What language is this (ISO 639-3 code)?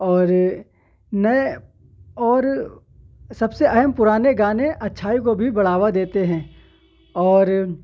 urd